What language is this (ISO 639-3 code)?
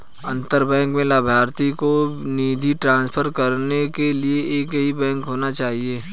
hin